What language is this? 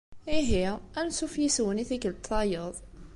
Kabyle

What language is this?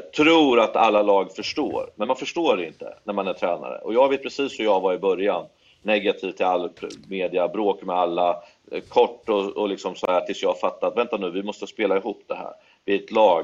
Swedish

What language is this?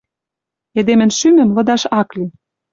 Western Mari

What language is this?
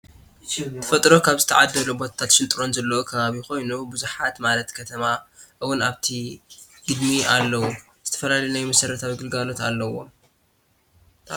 Tigrinya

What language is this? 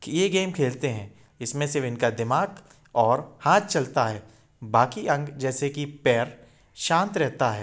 Hindi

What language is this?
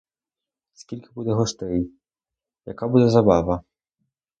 Ukrainian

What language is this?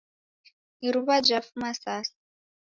Taita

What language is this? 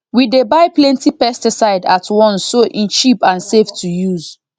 Nigerian Pidgin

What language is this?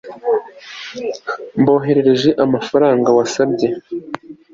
Kinyarwanda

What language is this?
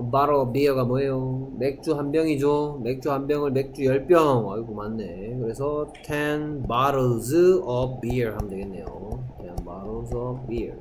Korean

